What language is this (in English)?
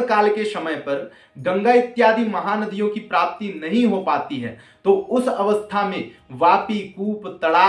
Hindi